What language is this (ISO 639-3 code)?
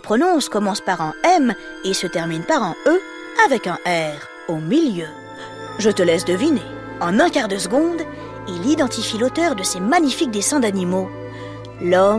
fra